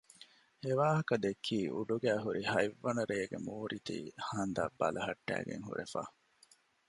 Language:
Divehi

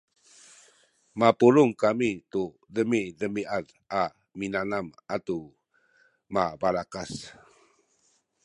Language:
Sakizaya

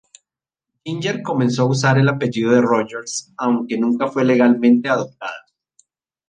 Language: Spanish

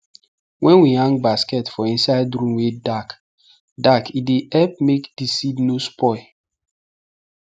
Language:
Nigerian Pidgin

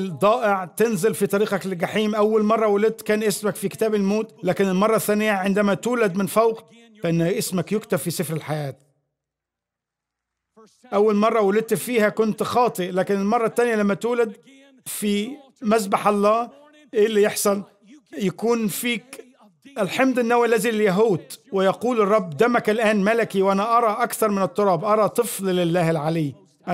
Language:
Arabic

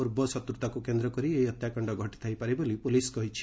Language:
Odia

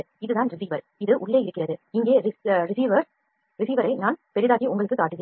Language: Tamil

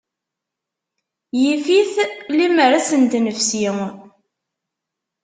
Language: Kabyle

